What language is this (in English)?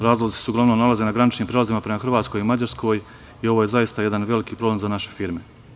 Serbian